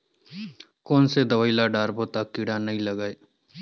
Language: Chhattisgarhi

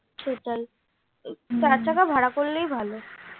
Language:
Bangla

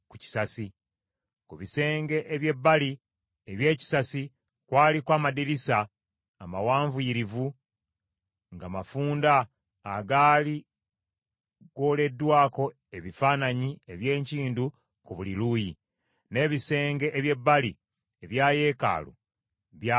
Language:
Ganda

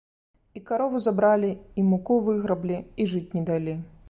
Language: Belarusian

